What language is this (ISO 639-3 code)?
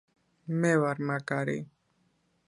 kat